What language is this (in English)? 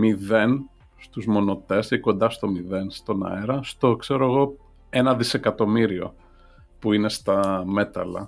Greek